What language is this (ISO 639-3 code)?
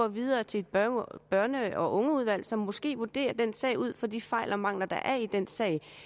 dan